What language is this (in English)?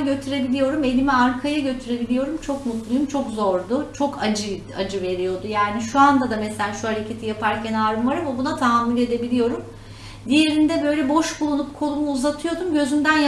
Turkish